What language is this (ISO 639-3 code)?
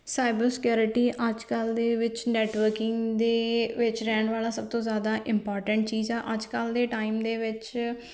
pan